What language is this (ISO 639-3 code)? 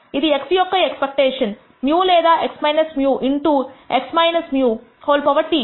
tel